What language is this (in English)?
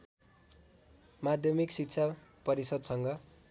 Nepali